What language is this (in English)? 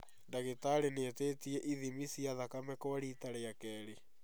Kikuyu